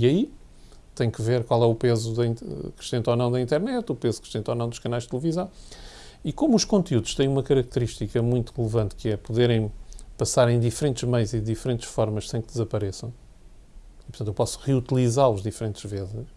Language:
Portuguese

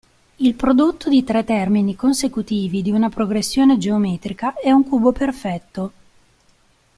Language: Italian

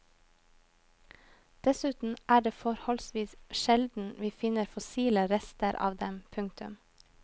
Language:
Norwegian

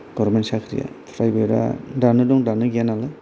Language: Bodo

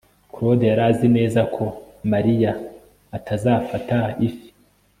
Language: Kinyarwanda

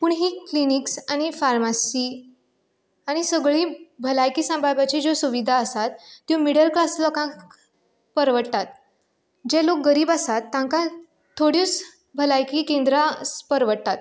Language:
Konkani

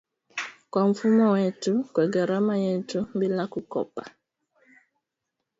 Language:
Swahili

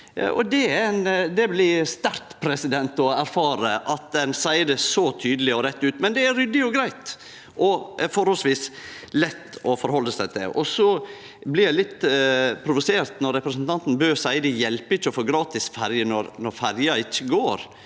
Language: Norwegian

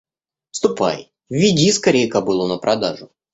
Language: Russian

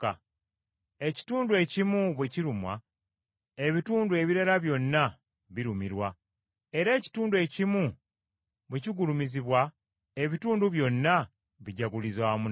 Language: Ganda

